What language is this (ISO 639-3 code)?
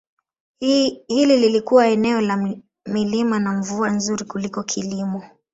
swa